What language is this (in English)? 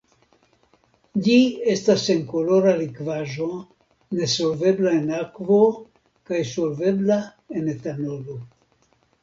Esperanto